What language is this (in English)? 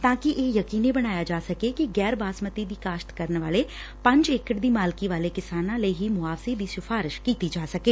Punjabi